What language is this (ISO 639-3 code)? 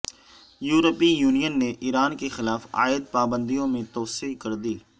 urd